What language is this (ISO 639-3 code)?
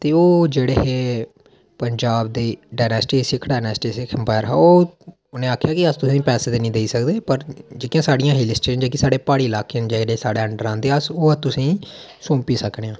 doi